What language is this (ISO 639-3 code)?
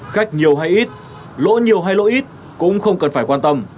vie